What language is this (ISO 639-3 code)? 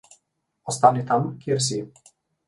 slv